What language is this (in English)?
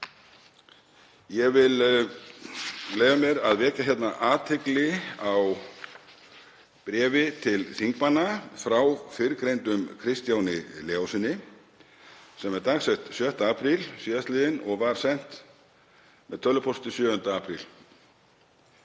Icelandic